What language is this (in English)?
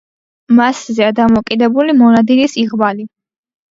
Georgian